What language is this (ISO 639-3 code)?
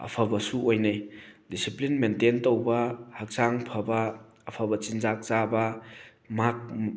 mni